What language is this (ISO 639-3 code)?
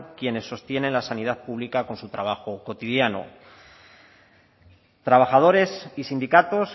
spa